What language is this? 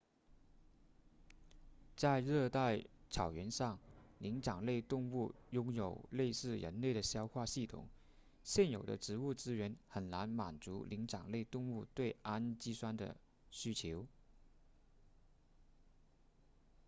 Chinese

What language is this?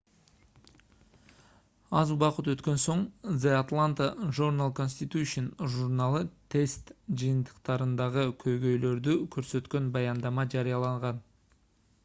Kyrgyz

